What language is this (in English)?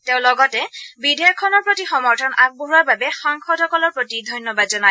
Assamese